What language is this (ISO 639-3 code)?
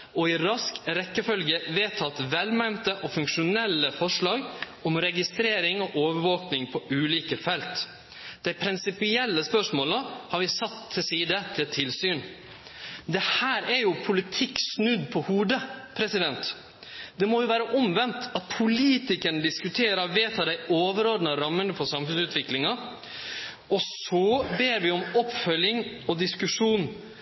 nno